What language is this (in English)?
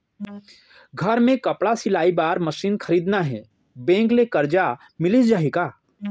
Chhattisgarhi